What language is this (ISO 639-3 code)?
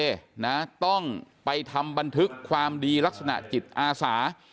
tha